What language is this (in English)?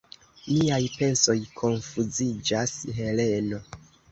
Esperanto